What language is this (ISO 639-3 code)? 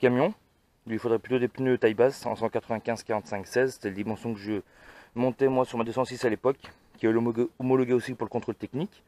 fra